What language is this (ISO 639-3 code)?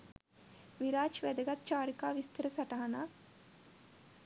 sin